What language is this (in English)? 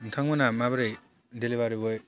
Bodo